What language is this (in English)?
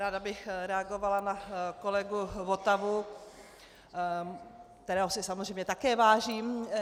Czech